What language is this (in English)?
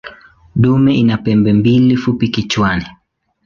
Swahili